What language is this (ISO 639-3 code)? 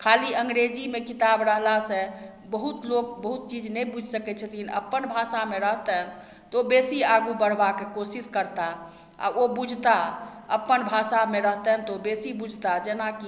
mai